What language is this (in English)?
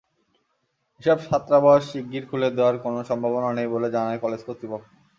Bangla